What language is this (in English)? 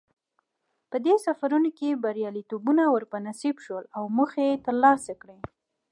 Pashto